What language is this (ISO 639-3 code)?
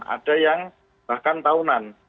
ind